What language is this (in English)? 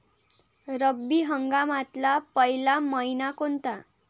Marathi